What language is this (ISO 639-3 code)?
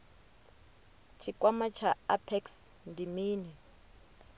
ven